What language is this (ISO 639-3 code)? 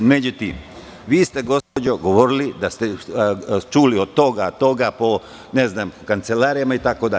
srp